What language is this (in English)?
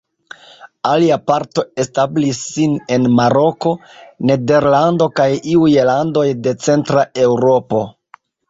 Esperanto